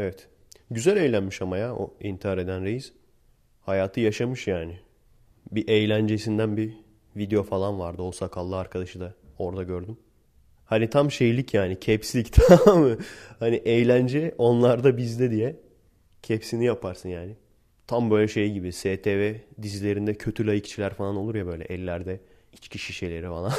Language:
Turkish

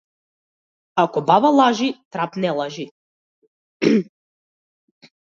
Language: Macedonian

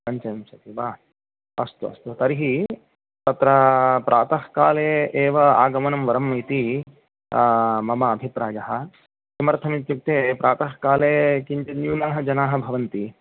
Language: Sanskrit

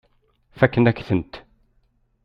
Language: Kabyle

